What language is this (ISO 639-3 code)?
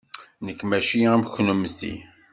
kab